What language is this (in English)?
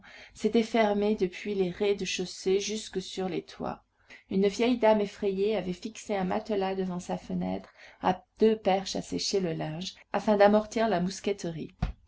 French